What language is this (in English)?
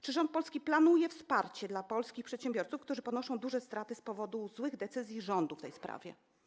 Polish